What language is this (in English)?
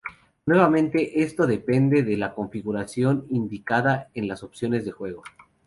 Spanish